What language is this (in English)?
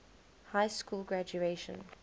English